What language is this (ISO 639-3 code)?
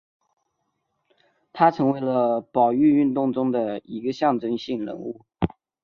zho